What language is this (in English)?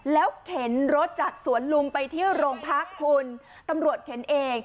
Thai